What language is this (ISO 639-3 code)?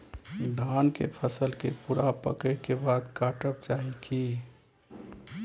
mai